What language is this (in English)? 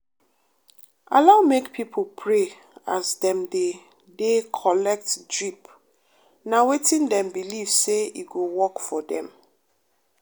Nigerian Pidgin